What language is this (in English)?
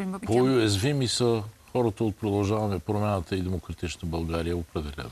Bulgarian